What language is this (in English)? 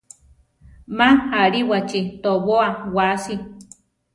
Central Tarahumara